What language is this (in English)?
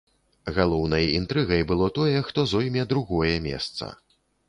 Belarusian